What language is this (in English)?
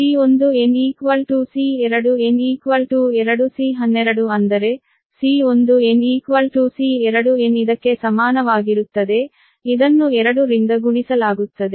Kannada